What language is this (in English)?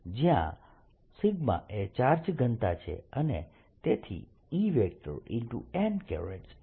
Gujarati